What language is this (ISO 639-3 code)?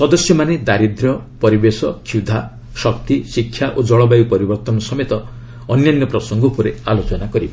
ori